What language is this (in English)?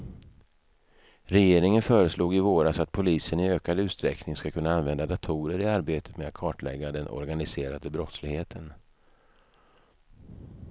Swedish